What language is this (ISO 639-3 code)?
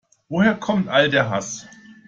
deu